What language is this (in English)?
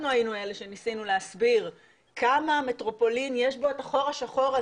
Hebrew